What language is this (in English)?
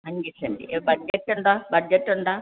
Malayalam